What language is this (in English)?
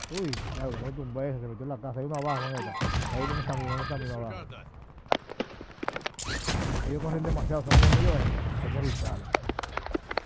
Spanish